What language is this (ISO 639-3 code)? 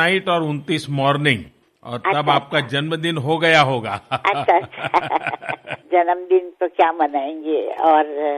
mar